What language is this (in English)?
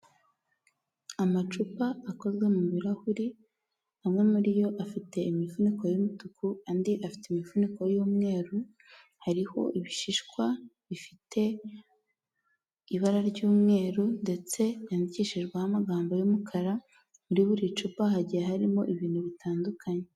Kinyarwanda